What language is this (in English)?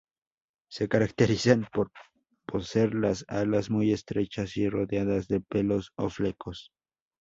Spanish